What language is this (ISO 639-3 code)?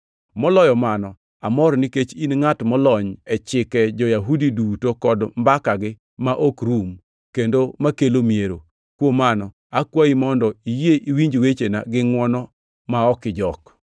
luo